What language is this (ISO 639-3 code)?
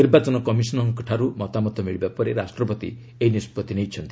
ori